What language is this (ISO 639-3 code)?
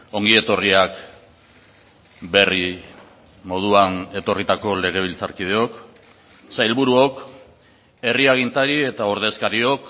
eus